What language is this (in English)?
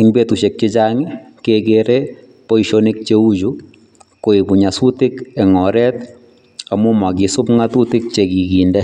Kalenjin